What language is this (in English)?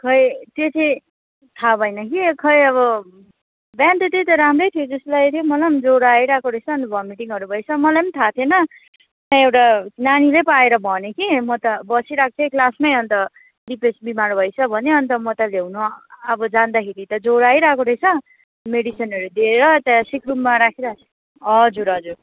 Nepali